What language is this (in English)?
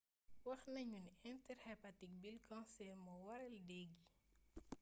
Wolof